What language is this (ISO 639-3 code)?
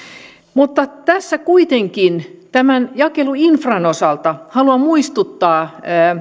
fin